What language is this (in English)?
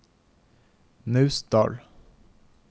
Norwegian